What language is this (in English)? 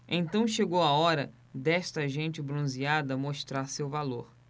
Portuguese